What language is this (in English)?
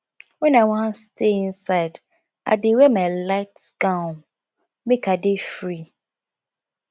Nigerian Pidgin